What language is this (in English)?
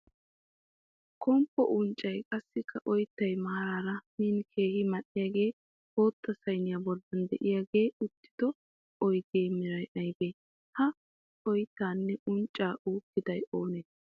Wolaytta